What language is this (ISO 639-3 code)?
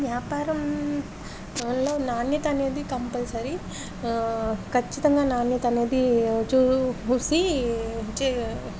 tel